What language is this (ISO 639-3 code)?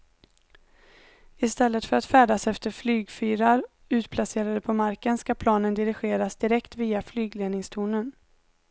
swe